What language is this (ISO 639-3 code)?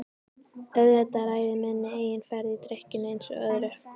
isl